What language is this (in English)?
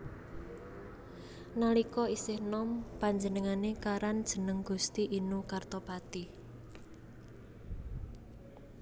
Javanese